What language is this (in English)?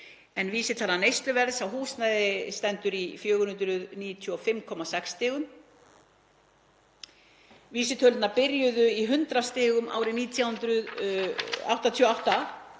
Icelandic